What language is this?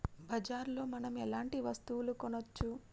Telugu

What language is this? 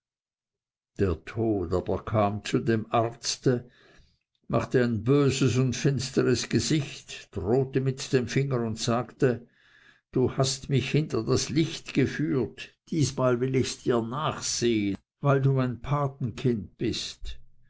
German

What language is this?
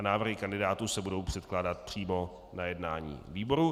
Czech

